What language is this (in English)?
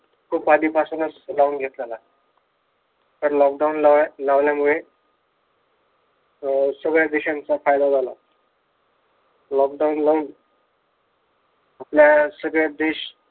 Marathi